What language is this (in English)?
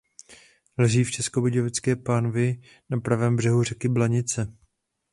Czech